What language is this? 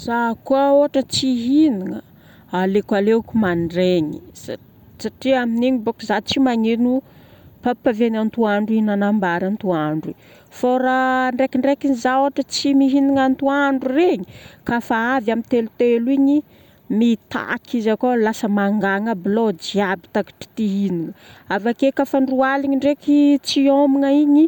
Northern Betsimisaraka Malagasy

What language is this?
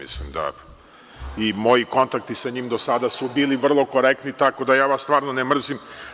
Serbian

